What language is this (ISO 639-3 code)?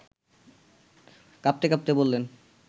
ben